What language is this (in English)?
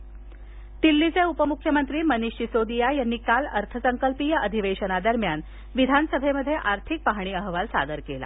Marathi